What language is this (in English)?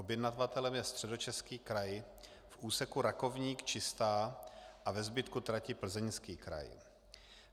Czech